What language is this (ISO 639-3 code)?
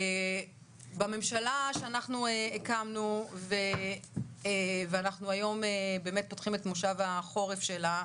heb